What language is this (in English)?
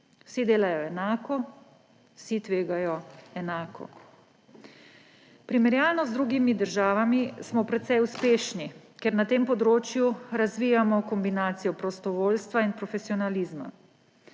Slovenian